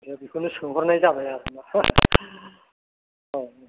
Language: Bodo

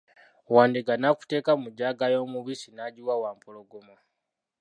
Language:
Ganda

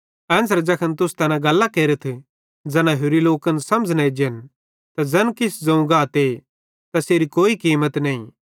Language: Bhadrawahi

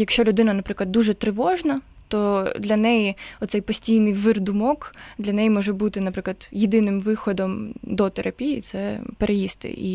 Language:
Ukrainian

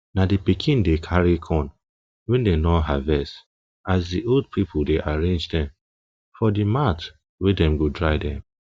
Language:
Nigerian Pidgin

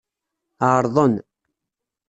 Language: Kabyle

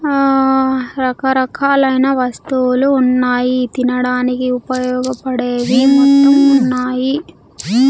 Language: Telugu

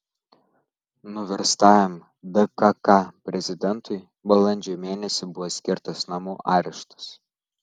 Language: Lithuanian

